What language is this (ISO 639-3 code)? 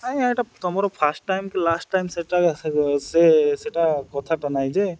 ori